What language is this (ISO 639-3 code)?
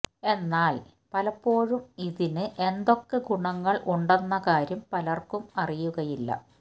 mal